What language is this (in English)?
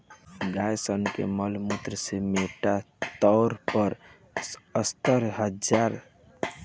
Bhojpuri